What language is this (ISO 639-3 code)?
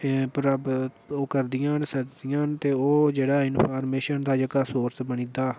doi